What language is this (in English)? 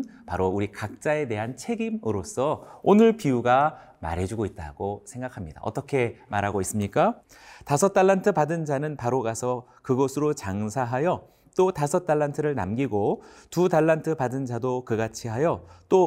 Korean